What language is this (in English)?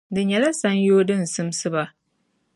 Dagbani